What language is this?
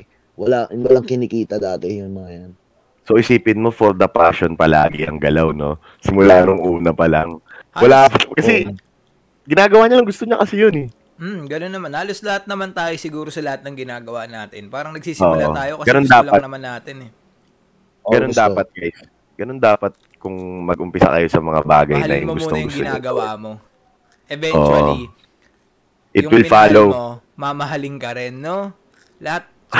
Filipino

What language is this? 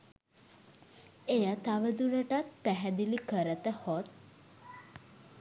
Sinhala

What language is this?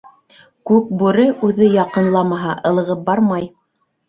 Bashkir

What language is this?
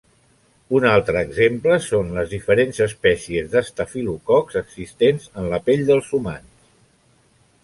Catalan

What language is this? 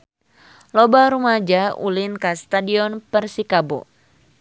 Sundanese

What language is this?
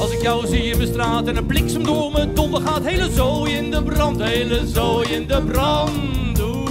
Dutch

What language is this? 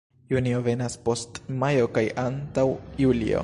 Esperanto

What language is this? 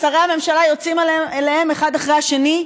Hebrew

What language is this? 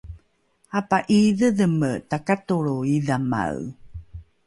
Rukai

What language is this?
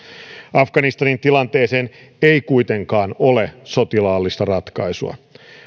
Finnish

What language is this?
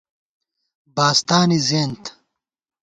Gawar-Bati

